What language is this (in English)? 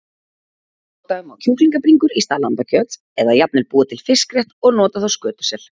Icelandic